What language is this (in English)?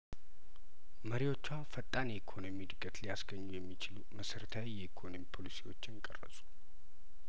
Amharic